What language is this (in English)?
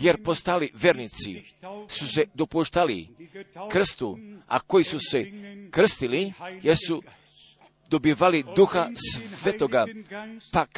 Croatian